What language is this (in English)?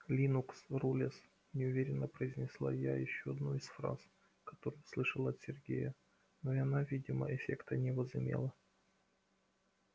Russian